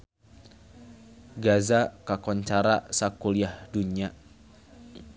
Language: Sundanese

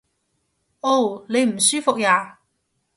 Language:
Cantonese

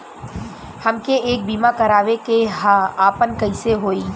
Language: Bhojpuri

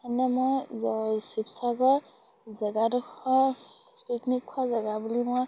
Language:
Assamese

